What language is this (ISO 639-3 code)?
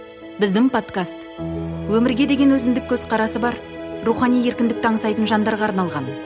kaz